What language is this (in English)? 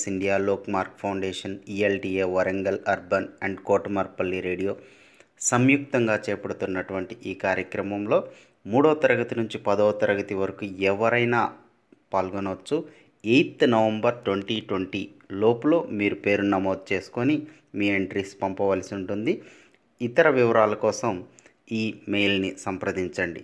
Telugu